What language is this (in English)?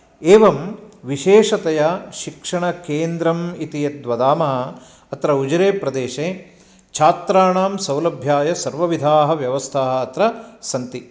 Sanskrit